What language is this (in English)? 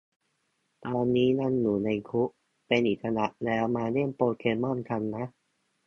Thai